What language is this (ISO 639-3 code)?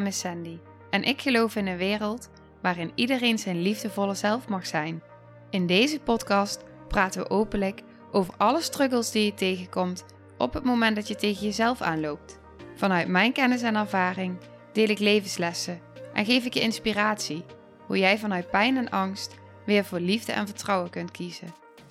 nld